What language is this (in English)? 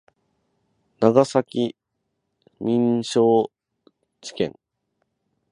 Japanese